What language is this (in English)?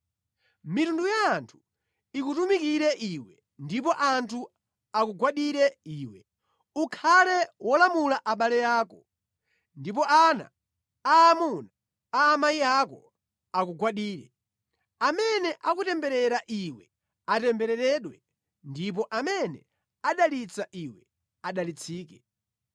Nyanja